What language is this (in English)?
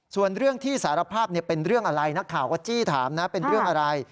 Thai